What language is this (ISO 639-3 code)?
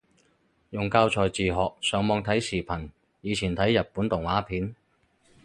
yue